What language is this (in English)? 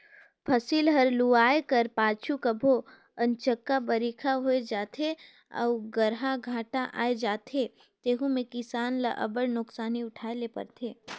Chhattisgarhi